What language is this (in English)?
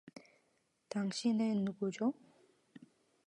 Korean